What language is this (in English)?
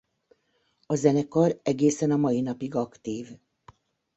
Hungarian